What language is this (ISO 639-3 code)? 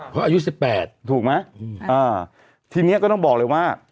tha